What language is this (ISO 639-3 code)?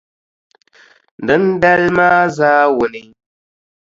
dag